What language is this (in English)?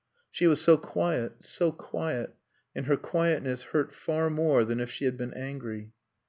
English